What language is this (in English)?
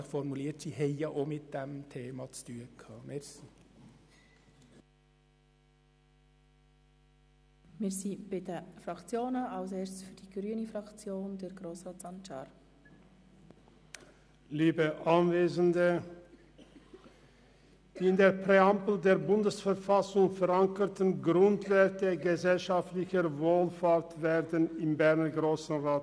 Swiss German